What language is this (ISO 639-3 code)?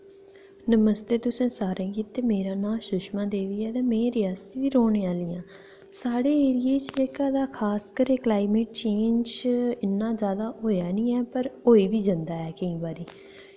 doi